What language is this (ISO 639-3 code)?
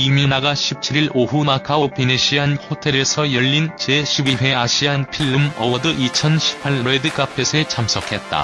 kor